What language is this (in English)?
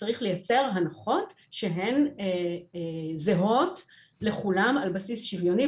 Hebrew